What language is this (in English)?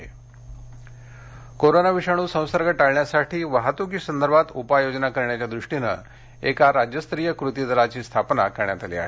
Marathi